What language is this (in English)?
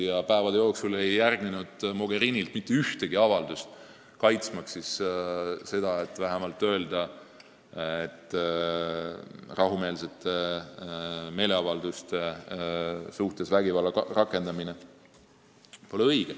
Estonian